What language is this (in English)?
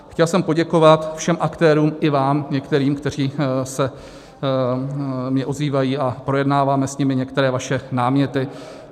Czech